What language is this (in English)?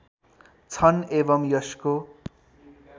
Nepali